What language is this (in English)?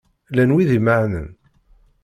Kabyle